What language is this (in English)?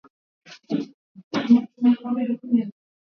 Swahili